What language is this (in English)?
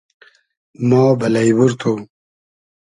Hazaragi